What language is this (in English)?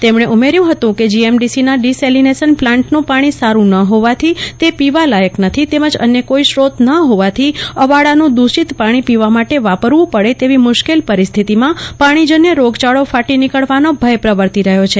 Gujarati